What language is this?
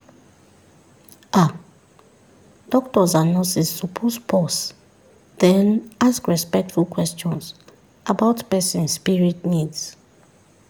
Nigerian Pidgin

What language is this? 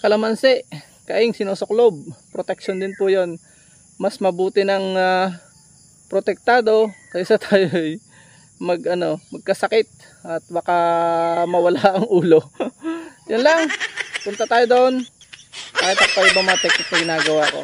Filipino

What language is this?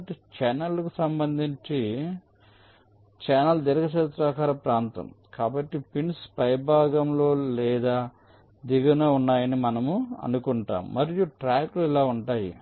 Telugu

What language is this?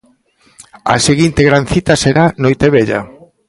Galician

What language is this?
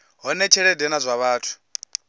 Venda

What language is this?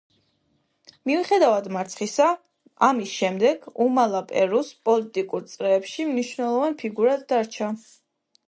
Georgian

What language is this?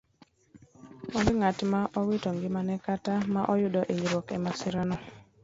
Luo (Kenya and Tanzania)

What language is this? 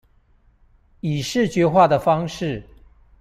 Chinese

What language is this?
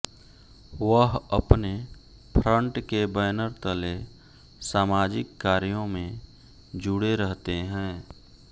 Hindi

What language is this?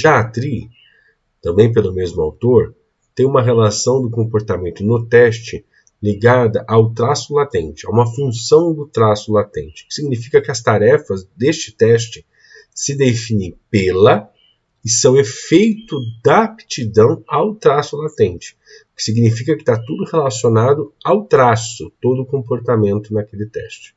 Portuguese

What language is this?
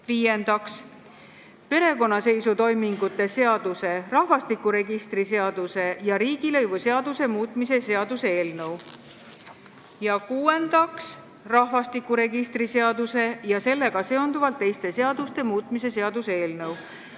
Estonian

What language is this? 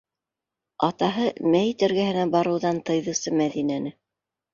Bashkir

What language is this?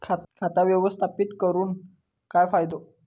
Marathi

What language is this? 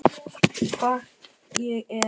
Icelandic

